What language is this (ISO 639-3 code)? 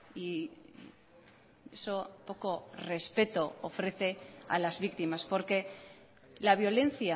spa